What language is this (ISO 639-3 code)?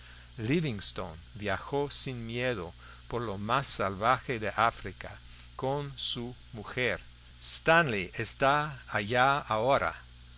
spa